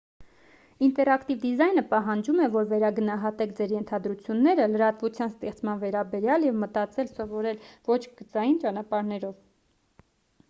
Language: Armenian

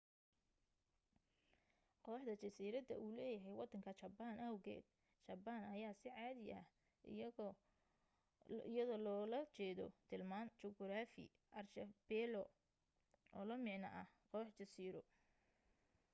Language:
Somali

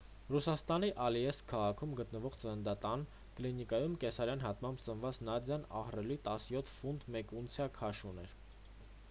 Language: Armenian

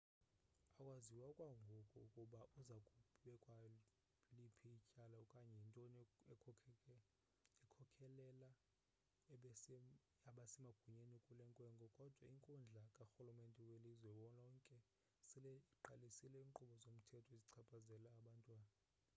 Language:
Xhosa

